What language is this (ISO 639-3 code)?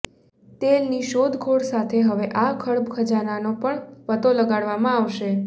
guj